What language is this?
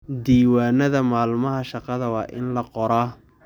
Somali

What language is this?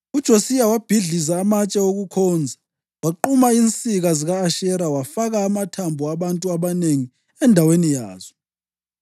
North Ndebele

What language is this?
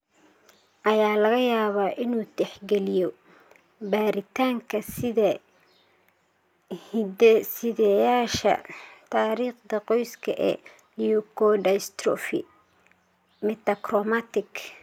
Somali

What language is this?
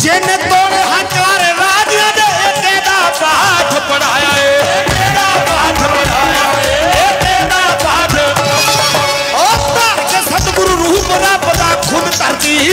Punjabi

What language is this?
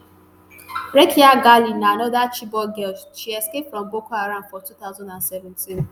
Nigerian Pidgin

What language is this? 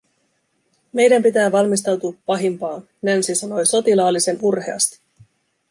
Finnish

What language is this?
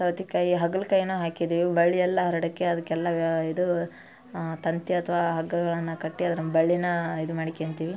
Kannada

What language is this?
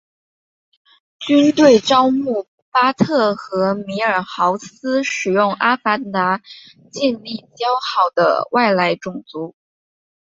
Chinese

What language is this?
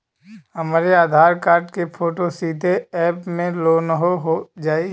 Bhojpuri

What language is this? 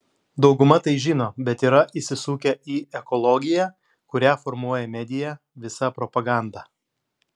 Lithuanian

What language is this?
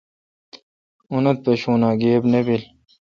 Kalkoti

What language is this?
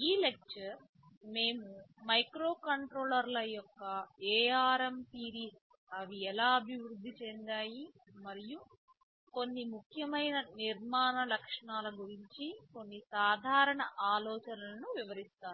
Telugu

